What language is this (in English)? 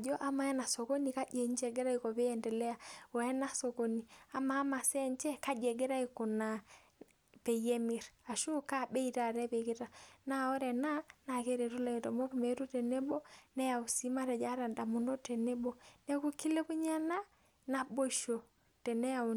Masai